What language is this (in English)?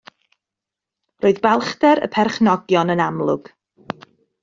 Welsh